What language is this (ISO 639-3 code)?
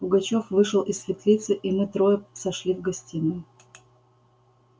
rus